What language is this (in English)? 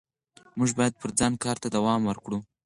Pashto